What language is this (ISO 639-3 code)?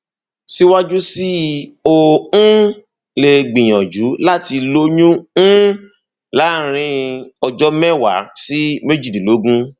yor